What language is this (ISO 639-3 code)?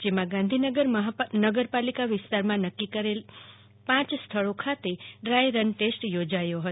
guj